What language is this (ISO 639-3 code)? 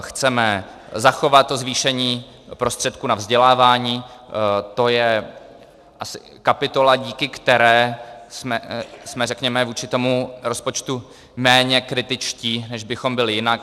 ces